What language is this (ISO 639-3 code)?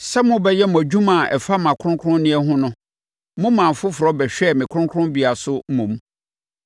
aka